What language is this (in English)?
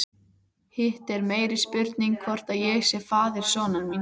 Icelandic